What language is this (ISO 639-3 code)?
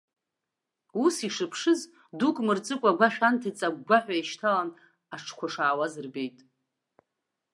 abk